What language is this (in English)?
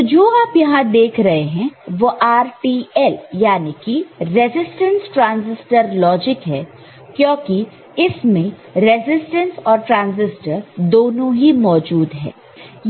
Hindi